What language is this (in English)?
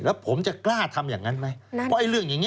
Thai